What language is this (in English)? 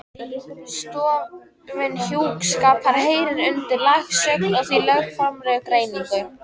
Icelandic